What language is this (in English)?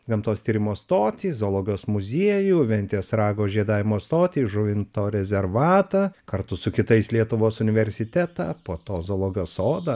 Lithuanian